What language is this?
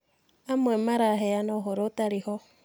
Kikuyu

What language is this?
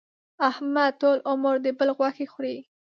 Pashto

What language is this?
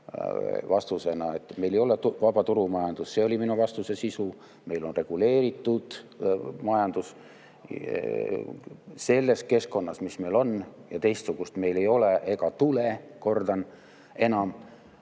Estonian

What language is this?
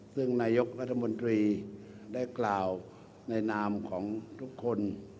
Thai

